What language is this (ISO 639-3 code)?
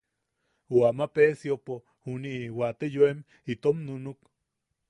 yaq